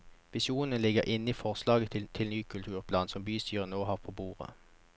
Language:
Norwegian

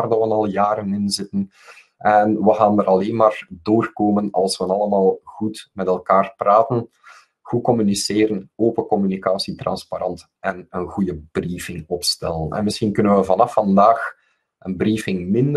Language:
Dutch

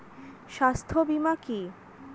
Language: Bangla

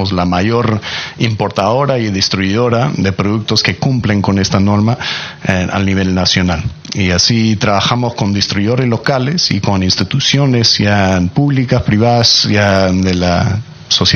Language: Spanish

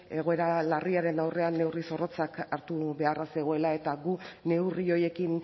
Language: Basque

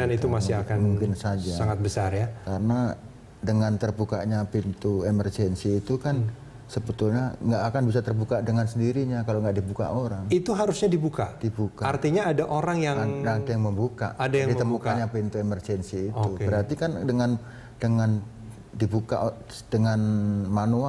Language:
Indonesian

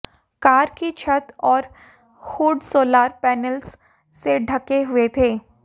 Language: Hindi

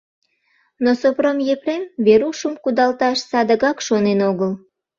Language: Mari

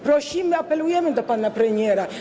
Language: Polish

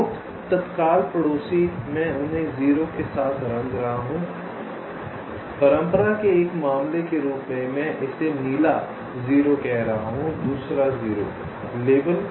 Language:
Hindi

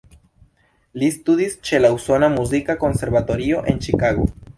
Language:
Esperanto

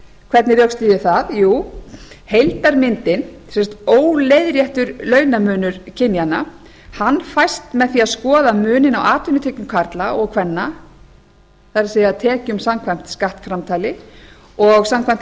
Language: Icelandic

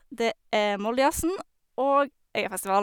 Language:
Norwegian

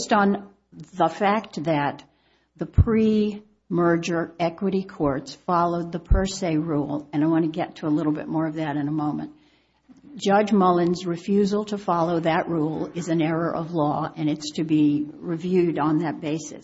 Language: English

